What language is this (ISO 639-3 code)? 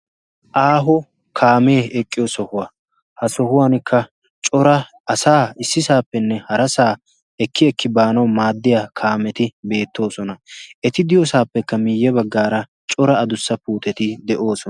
wal